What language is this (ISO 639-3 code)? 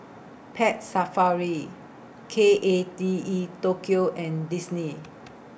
eng